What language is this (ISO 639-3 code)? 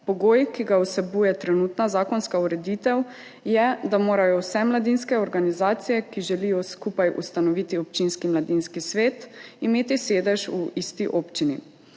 slv